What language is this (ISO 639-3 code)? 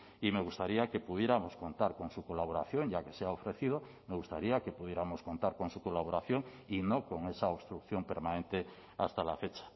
spa